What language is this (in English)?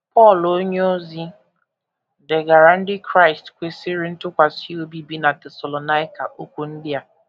Igbo